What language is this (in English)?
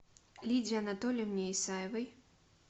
Russian